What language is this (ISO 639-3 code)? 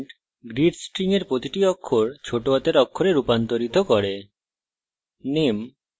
ben